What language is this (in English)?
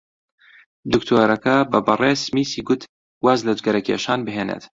Central Kurdish